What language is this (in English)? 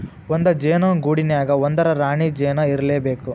Kannada